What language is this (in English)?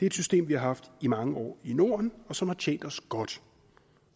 Danish